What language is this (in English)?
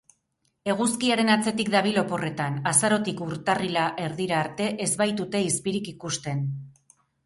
Basque